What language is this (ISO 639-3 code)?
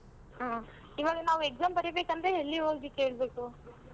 kan